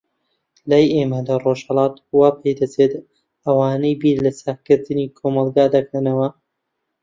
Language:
Central Kurdish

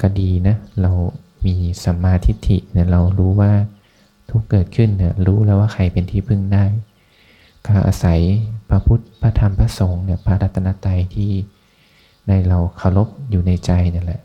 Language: Thai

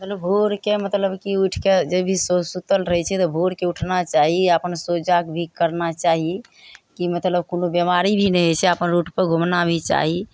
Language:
Maithili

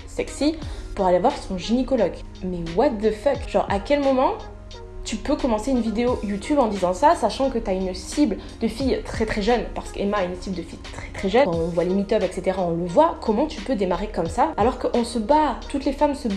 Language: French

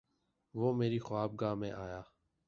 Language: Urdu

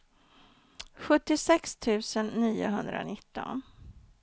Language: Swedish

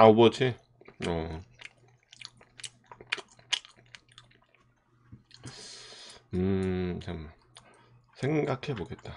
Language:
Korean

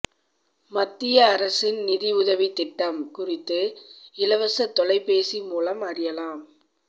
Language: Tamil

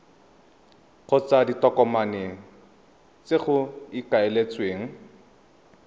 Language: Tswana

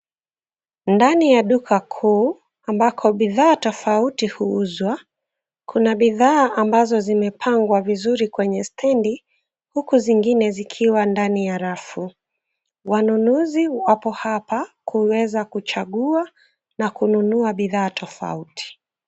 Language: Swahili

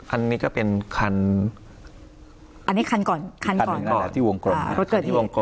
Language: Thai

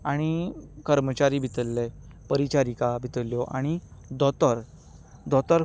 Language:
Konkani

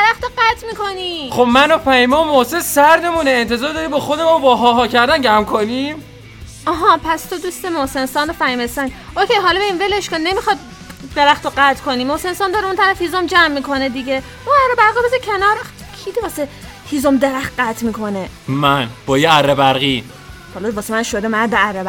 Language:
Persian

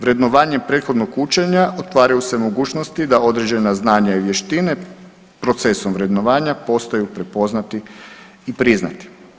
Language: Croatian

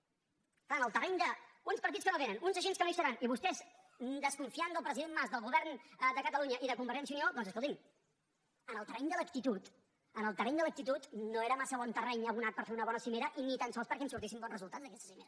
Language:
Catalan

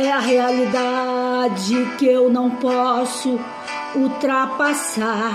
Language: Portuguese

